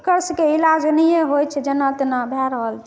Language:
Maithili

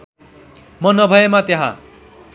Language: Nepali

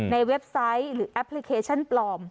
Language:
Thai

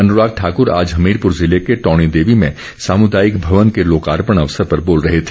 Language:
Hindi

